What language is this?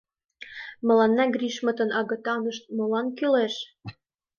Mari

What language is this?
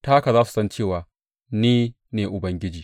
Hausa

